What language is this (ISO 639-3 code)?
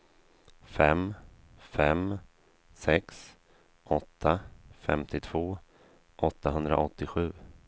swe